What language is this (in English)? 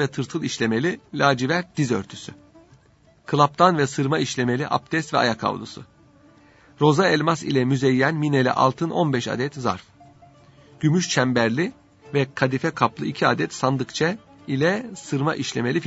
Turkish